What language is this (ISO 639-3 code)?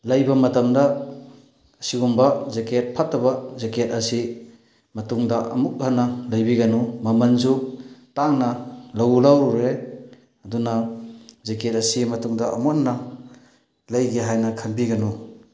mni